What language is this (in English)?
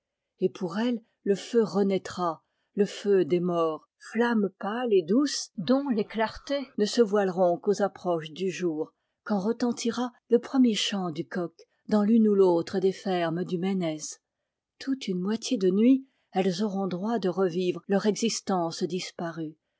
French